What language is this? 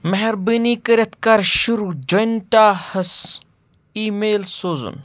Kashmiri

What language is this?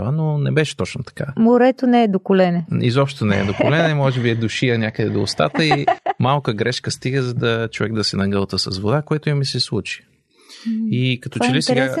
Bulgarian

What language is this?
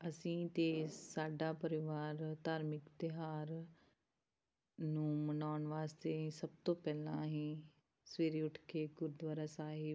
Punjabi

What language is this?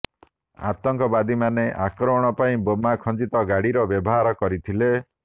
Odia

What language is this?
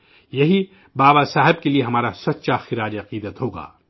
Urdu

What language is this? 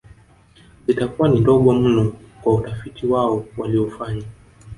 Swahili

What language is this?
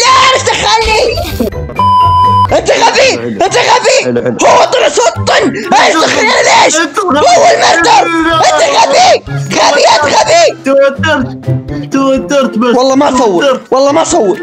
Arabic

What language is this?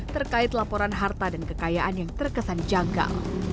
Indonesian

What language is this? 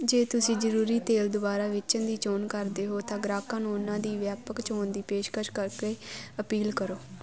Punjabi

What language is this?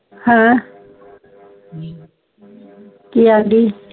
Punjabi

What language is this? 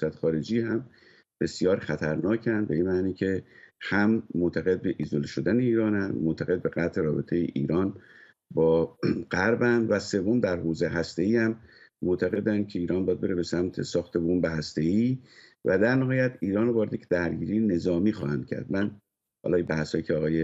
Persian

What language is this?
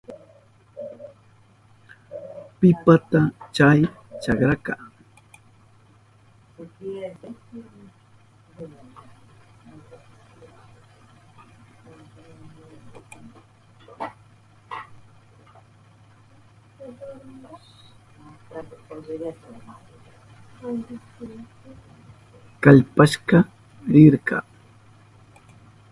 Southern Pastaza Quechua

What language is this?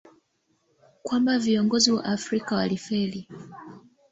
Swahili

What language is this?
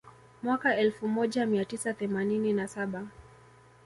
Swahili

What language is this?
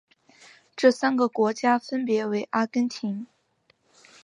Chinese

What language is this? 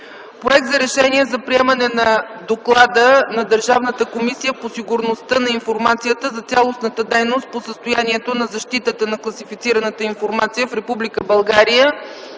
Bulgarian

